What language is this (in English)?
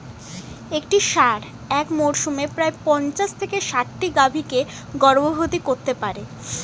Bangla